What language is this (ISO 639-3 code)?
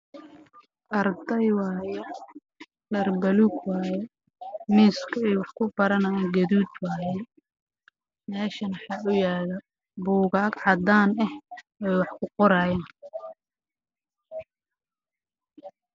som